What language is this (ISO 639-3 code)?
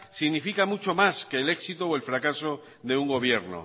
spa